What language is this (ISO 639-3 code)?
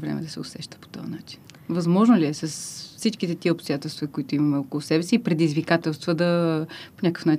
bul